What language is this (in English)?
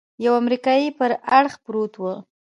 Pashto